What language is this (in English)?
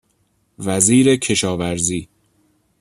Persian